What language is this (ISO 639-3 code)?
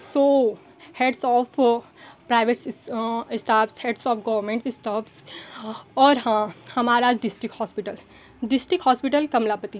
hin